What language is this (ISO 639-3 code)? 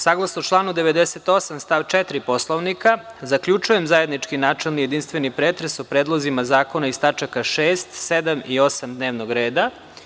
srp